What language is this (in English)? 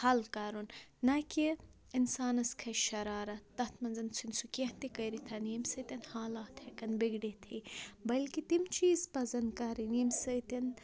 Kashmiri